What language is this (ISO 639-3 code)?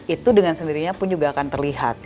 ind